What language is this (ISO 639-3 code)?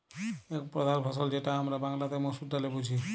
ben